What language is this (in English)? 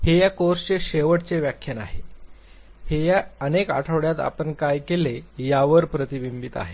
Marathi